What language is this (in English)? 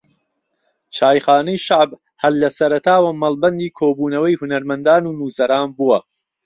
Central Kurdish